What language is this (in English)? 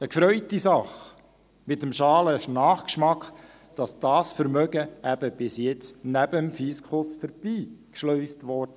Swiss German